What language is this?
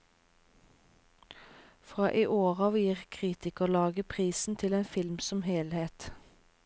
Norwegian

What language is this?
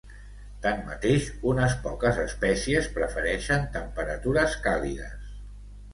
Catalan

